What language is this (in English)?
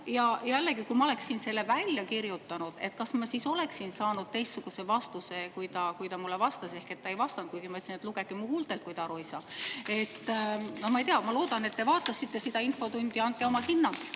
Estonian